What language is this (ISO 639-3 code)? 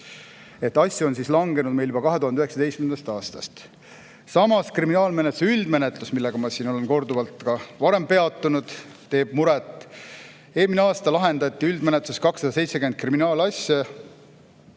est